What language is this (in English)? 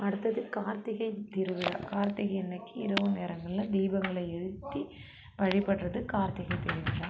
Tamil